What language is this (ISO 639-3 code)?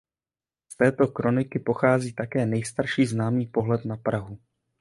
ces